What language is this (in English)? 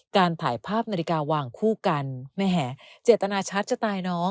Thai